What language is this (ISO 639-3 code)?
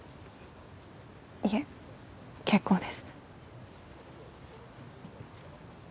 jpn